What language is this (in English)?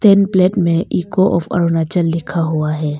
Hindi